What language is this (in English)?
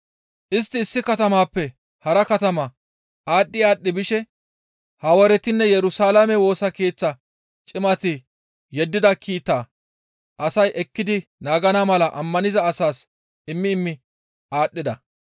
Gamo